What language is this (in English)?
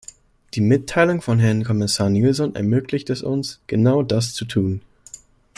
German